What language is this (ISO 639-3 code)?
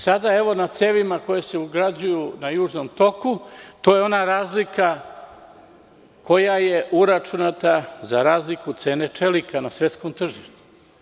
srp